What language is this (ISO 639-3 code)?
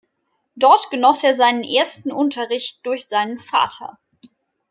deu